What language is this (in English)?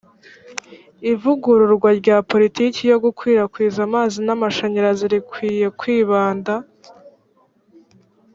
Kinyarwanda